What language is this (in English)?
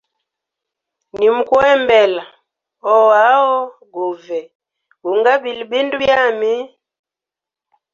Hemba